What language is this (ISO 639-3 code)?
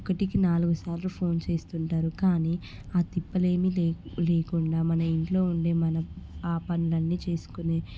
tel